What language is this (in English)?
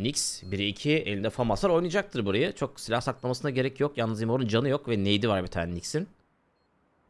Turkish